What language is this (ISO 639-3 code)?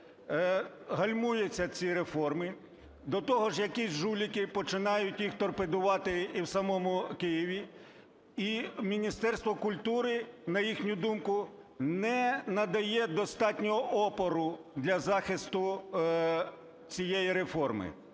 ukr